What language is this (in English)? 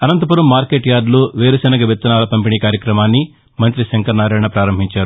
Telugu